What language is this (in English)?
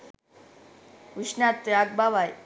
Sinhala